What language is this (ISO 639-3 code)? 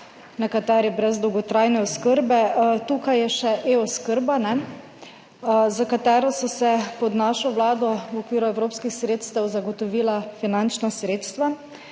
slv